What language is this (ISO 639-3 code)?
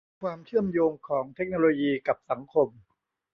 tha